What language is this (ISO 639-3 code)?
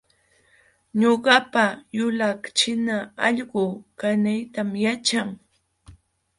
qxw